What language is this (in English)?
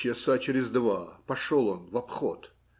Russian